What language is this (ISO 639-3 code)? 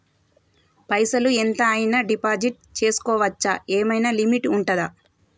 tel